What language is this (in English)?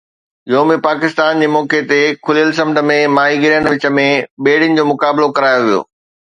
Sindhi